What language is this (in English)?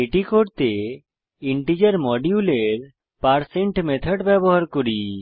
Bangla